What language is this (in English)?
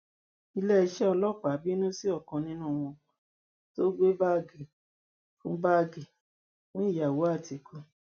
Yoruba